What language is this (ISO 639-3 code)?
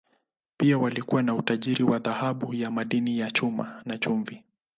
swa